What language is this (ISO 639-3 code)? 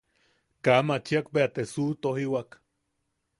yaq